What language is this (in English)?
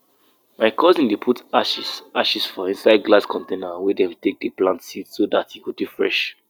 Nigerian Pidgin